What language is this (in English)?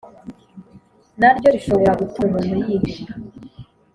Kinyarwanda